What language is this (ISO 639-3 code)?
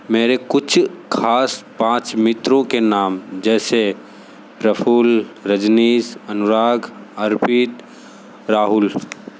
hin